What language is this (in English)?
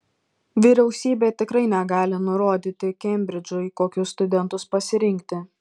Lithuanian